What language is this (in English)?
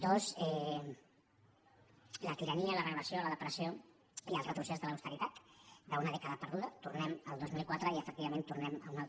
Catalan